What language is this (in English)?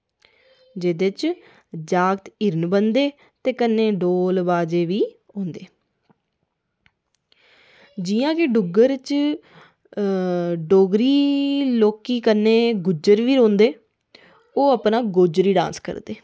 Dogri